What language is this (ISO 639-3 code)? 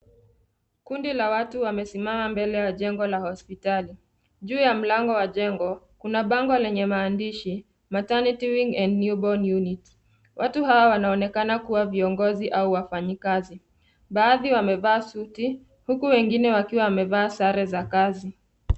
swa